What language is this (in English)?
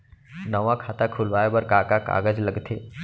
Chhattisgarhi